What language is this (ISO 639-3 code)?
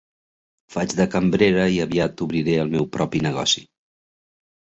cat